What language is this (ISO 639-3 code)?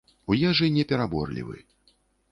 bel